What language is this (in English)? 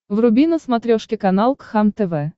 Russian